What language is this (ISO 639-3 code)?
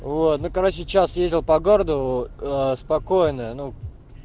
rus